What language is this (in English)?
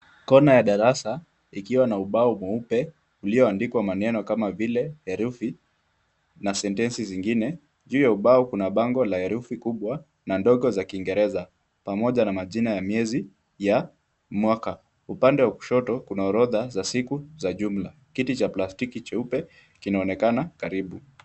Swahili